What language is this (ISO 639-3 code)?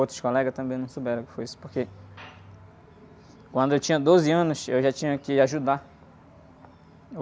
por